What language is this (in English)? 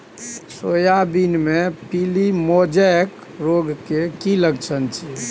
Maithili